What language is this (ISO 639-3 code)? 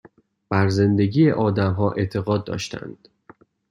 fas